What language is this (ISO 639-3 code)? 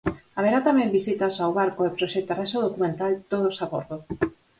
glg